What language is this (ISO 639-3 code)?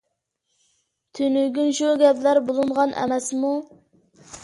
uig